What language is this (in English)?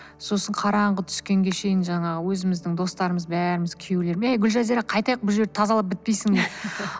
Kazakh